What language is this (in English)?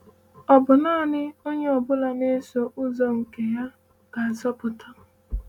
Igbo